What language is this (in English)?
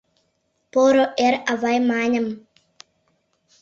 Mari